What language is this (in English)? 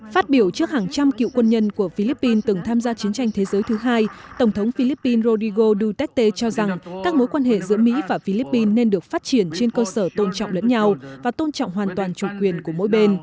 Vietnamese